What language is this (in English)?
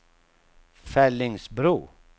Swedish